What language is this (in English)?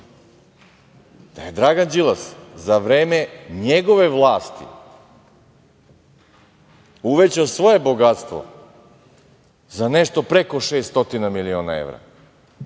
Serbian